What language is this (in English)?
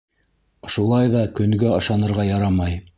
Bashkir